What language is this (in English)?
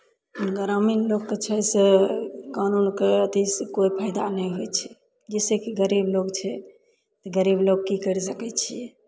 Maithili